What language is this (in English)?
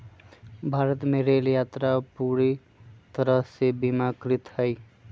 Magahi